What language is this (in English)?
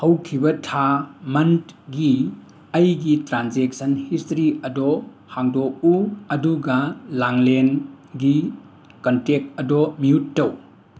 Manipuri